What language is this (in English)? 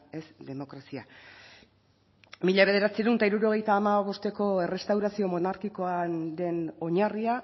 Basque